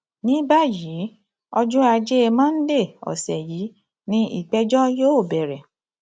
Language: Yoruba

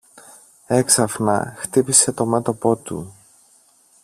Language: Greek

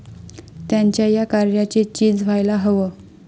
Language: Marathi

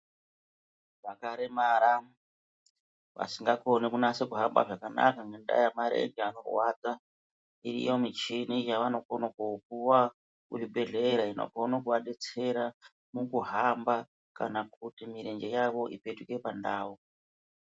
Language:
Ndau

